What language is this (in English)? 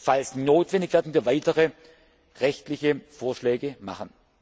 German